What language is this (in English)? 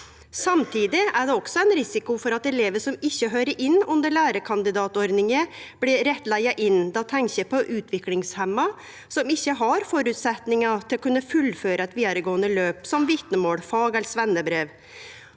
Norwegian